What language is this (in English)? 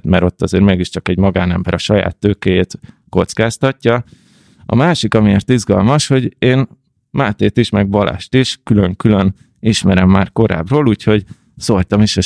Hungarian